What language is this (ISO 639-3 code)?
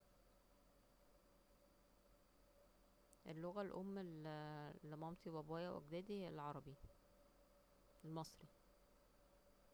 arz